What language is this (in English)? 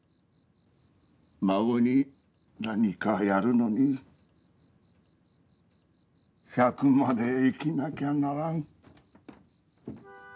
Japanese